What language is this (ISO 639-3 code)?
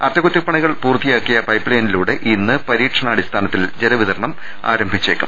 mal